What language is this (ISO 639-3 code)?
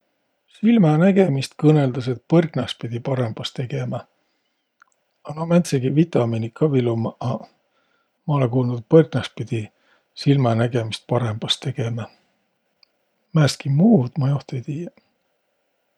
vro